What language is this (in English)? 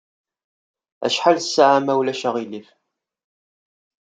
Kabyle